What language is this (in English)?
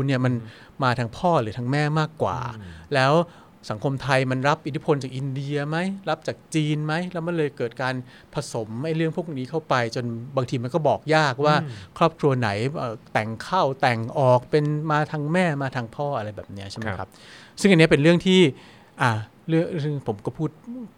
Thai